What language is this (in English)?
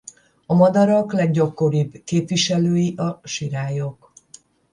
Hungarian